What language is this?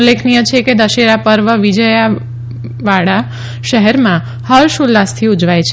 Gujarati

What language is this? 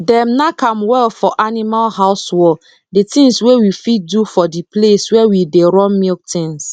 Nigerian Pidgin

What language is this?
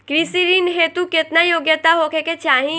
Bhojpuri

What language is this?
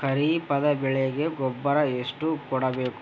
Kannada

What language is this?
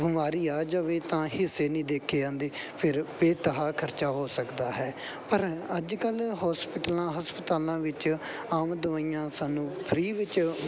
Punjabi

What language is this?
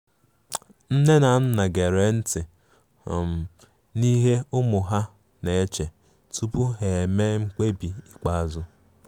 Igbo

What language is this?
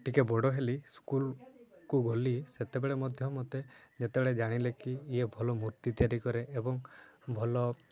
Odia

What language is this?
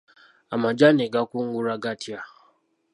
Ganda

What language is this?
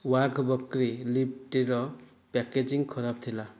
Odia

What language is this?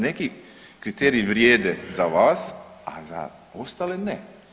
Croatian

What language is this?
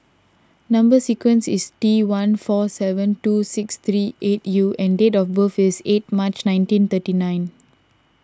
English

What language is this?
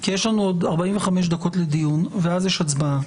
Hebrew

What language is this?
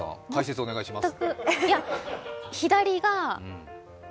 Japanese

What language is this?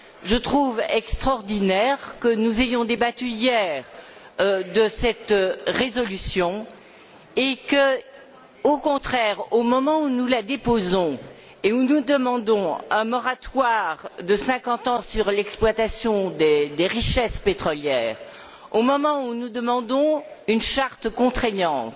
French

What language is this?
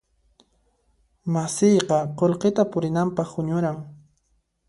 Puno Quechua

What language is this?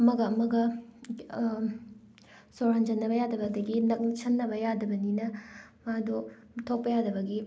Manipuri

